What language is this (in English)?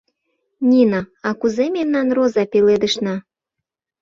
Mari